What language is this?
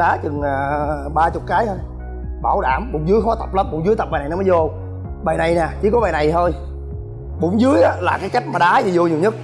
Vietnamese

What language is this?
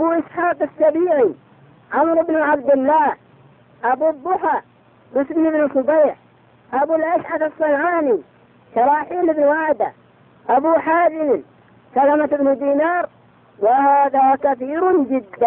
Arabic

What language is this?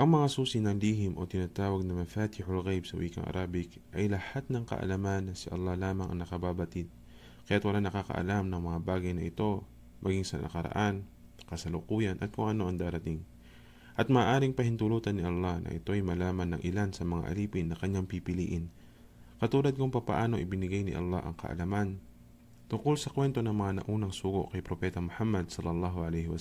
Filipino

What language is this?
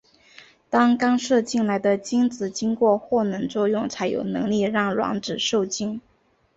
Chinese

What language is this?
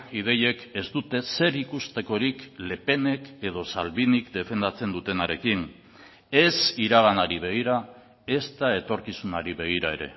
Basque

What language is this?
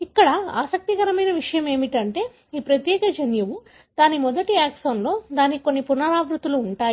Telugu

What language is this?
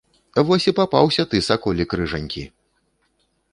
Belarusian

